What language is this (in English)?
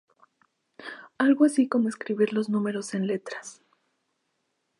Spanish